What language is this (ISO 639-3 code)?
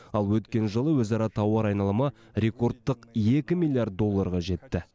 kaz